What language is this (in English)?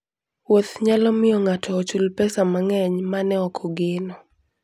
Luo (Kenya and Tanzania)